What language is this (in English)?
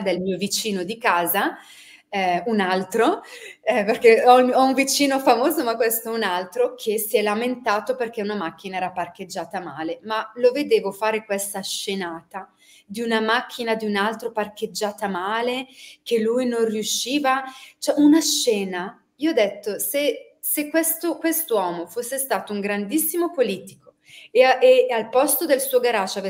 Italian